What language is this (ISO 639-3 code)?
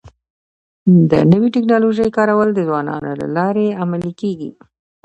pus